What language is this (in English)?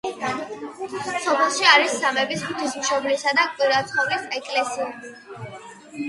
Georgian